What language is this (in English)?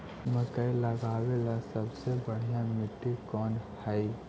Magahi